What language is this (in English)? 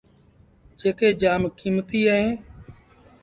Sindhi Bhil